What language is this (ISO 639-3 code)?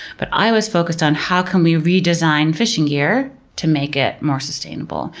eng